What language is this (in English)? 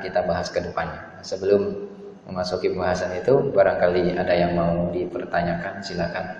Indonesian